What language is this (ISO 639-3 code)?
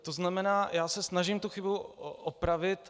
ces